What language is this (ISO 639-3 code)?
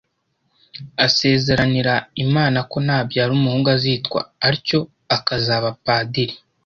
kin